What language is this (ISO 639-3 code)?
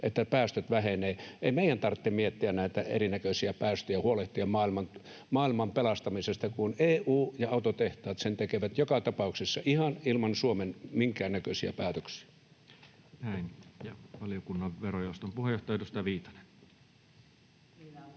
fin